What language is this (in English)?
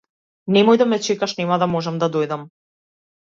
Macedonian